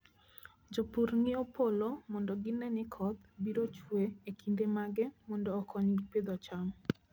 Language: Luo (Kenya and Tanzania)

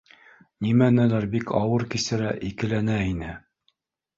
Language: Bashkir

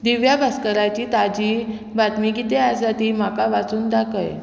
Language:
Konkani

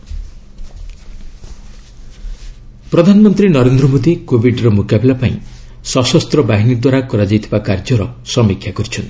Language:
Odia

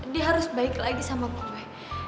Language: Indonesian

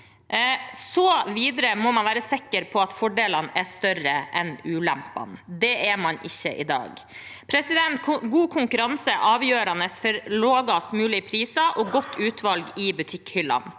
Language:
Norwegian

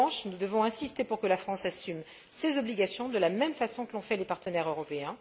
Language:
French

